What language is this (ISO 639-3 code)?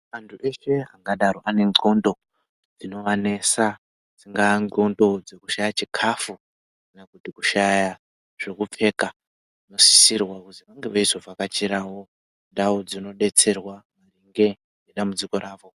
ndc